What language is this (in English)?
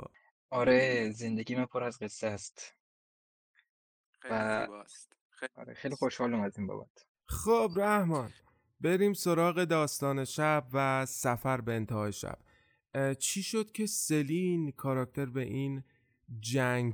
Persian